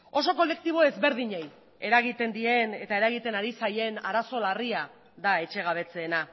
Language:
Basque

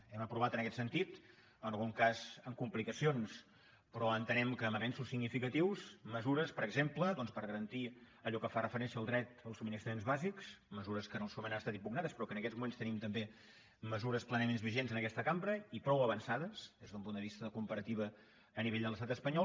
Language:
Catalan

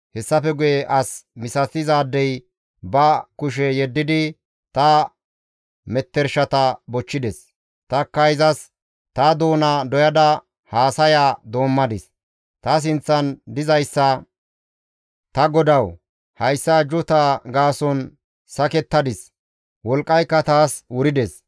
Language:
Gamo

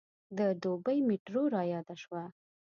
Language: Pashto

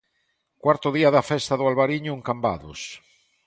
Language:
Galician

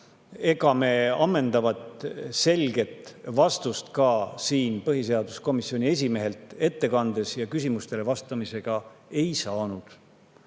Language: Estonian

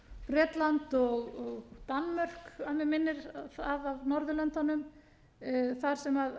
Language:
Icelandic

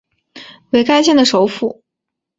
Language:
Chinese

